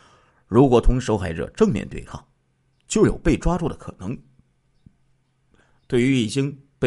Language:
Chinese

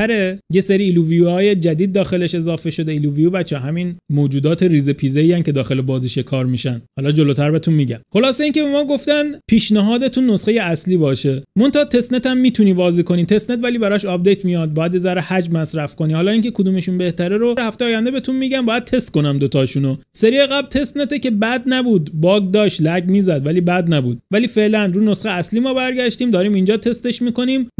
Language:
Persian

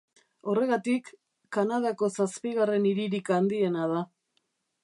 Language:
Basque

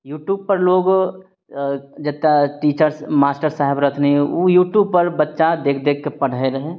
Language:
Maithili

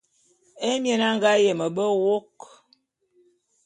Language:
Bulu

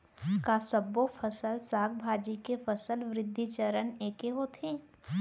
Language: Chhattisgarhi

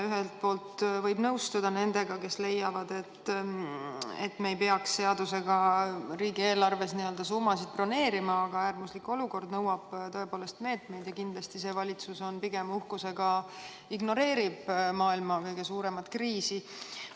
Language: Estonian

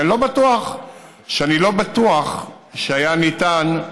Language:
Hebrew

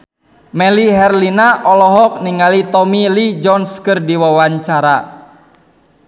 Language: Sundanese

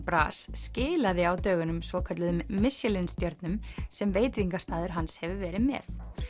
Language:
Icelandic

